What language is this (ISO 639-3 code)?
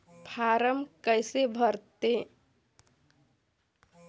hne